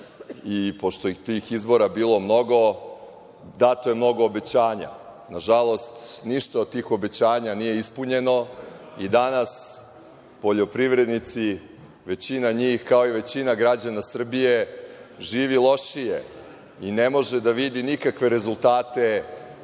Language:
Serbian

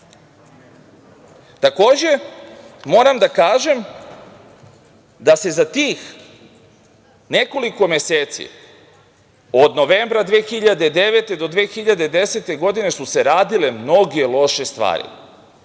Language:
Serbian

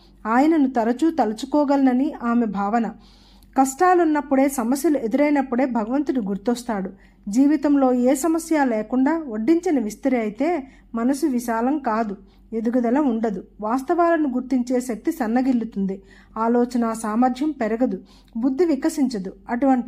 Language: Telugu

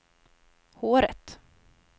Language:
Swedish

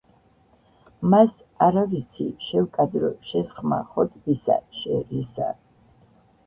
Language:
Georgian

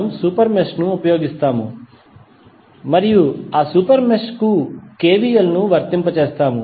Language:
Telugu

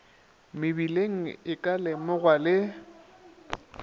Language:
Northern Sotho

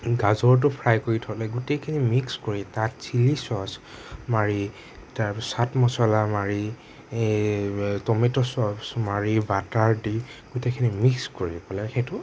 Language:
Assamese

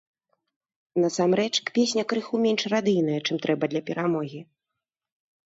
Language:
Belarusian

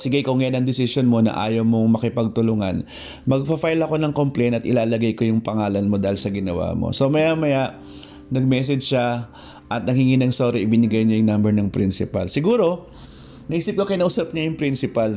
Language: Filipino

